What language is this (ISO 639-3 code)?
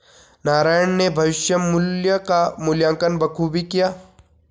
hin